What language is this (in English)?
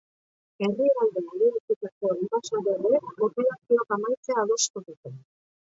Basque